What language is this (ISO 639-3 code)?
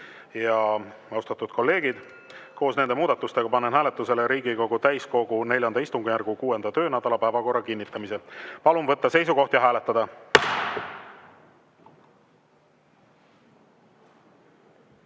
est